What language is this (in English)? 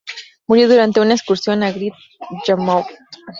Spanish